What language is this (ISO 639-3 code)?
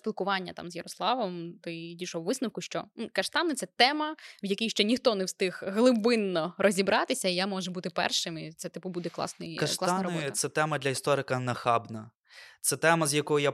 ukr